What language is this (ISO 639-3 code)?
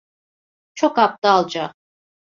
tur